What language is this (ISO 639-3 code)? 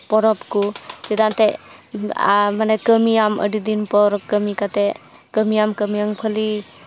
sat